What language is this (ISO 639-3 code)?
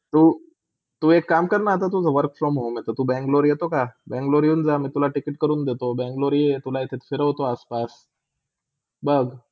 mar